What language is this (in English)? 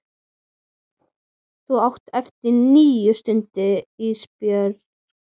Icelandic